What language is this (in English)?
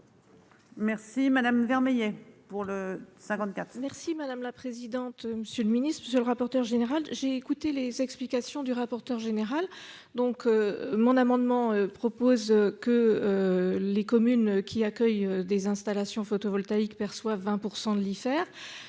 French